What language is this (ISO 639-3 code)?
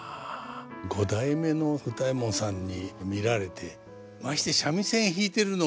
jpn